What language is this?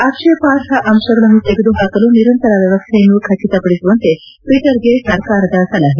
Kannada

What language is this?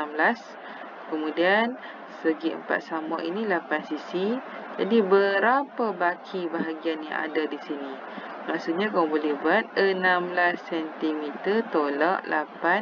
Malay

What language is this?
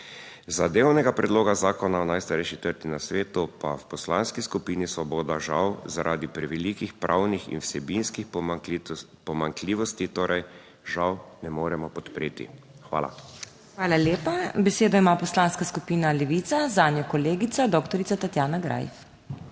Slovenian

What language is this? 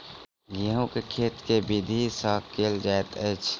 Maithili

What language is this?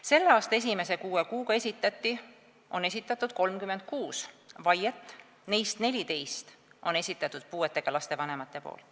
Estonian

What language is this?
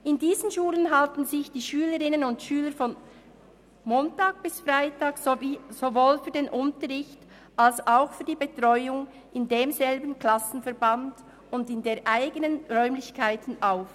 Swiss German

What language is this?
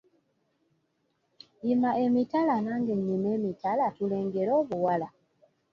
Ganda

